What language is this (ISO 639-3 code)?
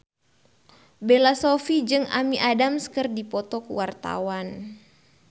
sun